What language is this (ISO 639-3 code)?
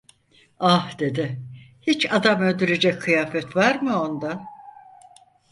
tur